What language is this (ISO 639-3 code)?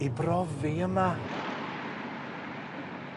cym